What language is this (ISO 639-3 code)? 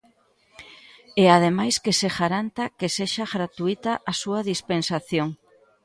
glg